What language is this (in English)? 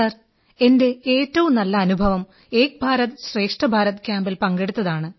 Malayalam